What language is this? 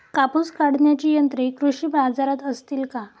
Marathi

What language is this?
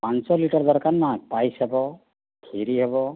Odia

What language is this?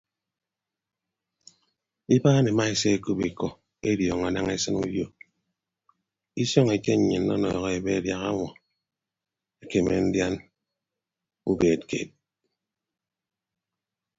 Ibibio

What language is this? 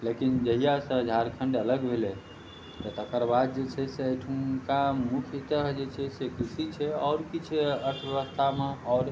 Maithili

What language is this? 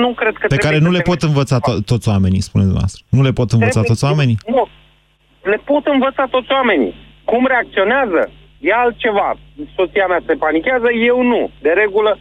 Romanian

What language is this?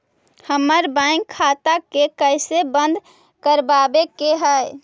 Magahi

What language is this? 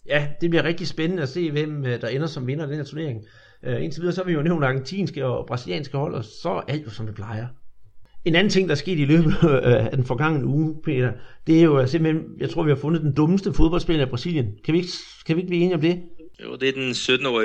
Danish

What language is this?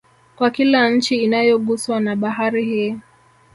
Swahili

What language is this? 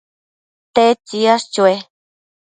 Matsés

